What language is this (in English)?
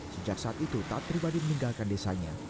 Indonesian